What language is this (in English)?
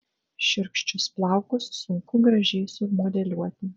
Lithuanian